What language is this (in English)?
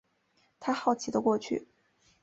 Chinese